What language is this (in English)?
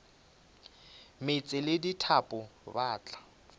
Northern Sotho